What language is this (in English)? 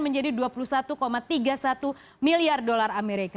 Indonesian